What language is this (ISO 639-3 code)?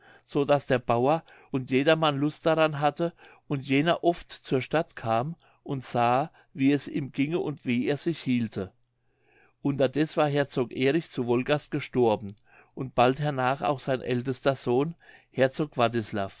deu